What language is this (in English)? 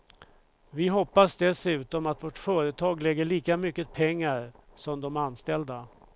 Swedish